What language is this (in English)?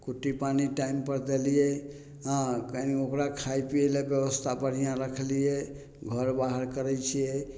Maithili